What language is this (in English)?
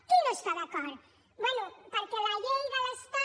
Catalan